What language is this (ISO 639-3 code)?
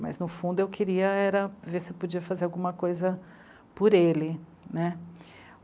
por